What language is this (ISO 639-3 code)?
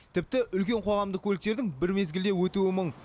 kaz